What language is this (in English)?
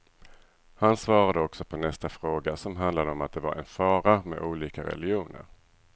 Swedish